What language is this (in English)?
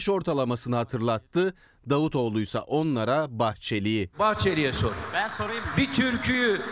Turkish